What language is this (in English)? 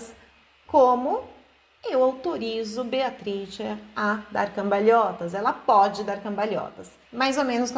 Portuguese